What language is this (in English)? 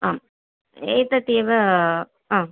Sanskrit